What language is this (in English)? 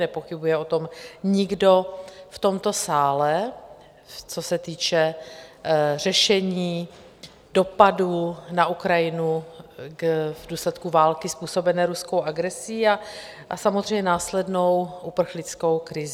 Czech